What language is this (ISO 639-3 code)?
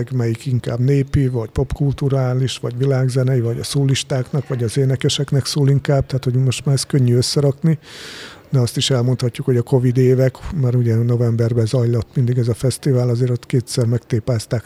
hun